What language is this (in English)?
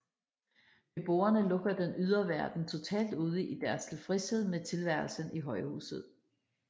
Danish